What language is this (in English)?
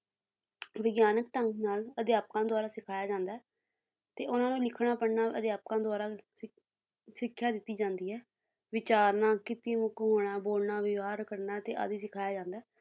Punjabi